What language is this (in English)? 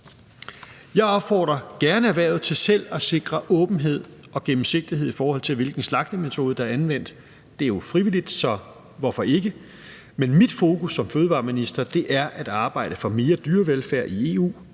Danish